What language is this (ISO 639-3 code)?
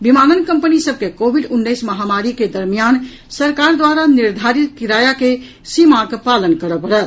mai